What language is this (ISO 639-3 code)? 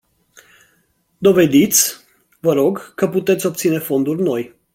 ron